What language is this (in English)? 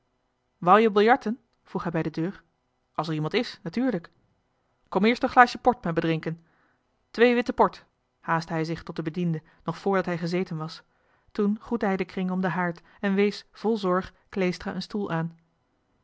Dutch